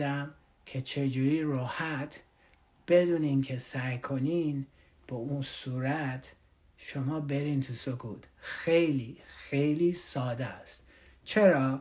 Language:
Persian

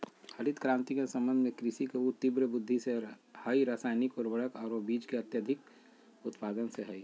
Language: Magahi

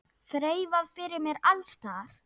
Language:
Icelandic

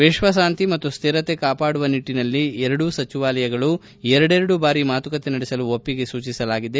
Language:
Kannada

